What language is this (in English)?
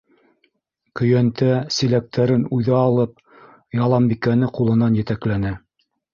Bashkir